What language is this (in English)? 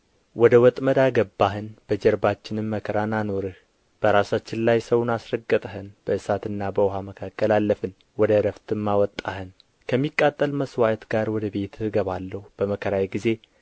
Amharic